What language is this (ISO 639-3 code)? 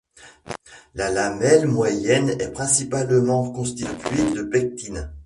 fra